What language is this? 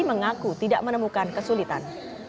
Indonesian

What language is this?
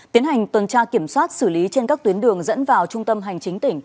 Vietnamese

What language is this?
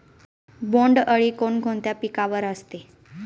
Marathi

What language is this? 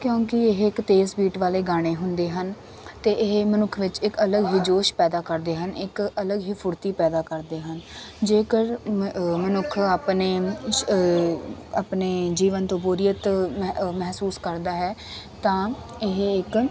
Punjabi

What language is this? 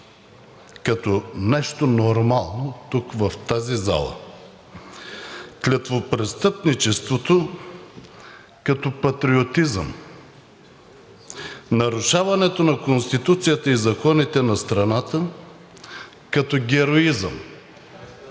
Bulgarian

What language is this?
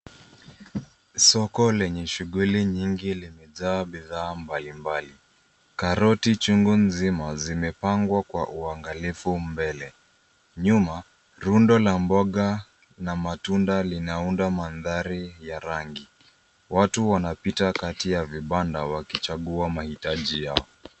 Swahili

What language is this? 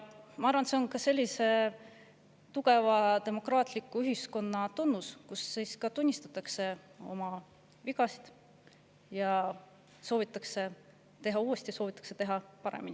Estonian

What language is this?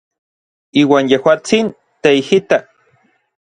Orizaba Nahuatl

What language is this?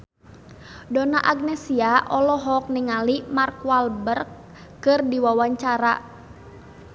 Sundanese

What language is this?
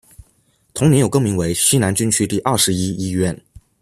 Chinese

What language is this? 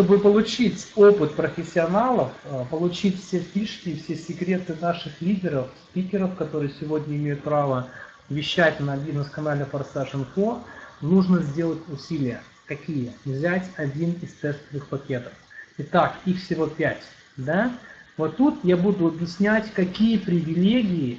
Russian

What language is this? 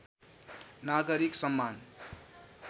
Nepali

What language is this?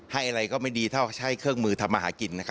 Thai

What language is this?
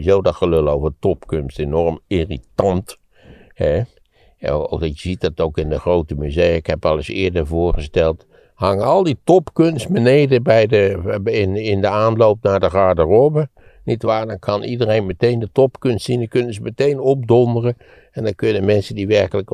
Dutch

